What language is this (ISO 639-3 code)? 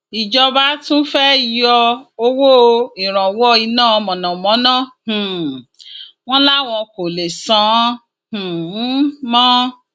yor